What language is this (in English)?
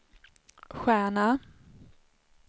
Swedish